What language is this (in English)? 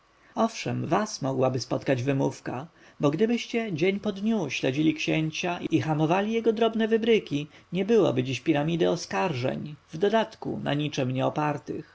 Polish